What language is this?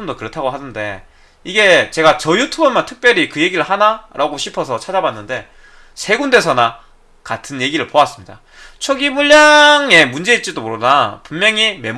Korean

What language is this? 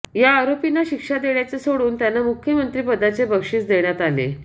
Marathi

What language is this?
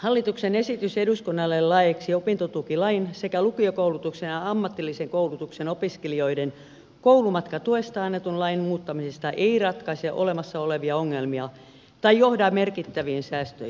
Finnish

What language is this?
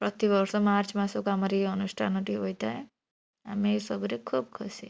Odia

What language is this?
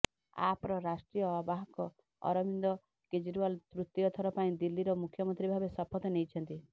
Odia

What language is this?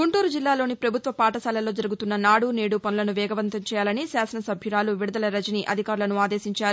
Telugu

